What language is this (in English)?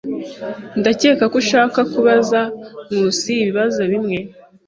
Kinyarwanda